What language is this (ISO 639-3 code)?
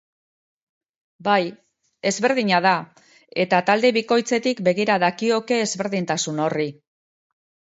eus